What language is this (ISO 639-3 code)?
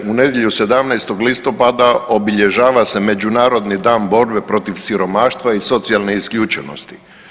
hrv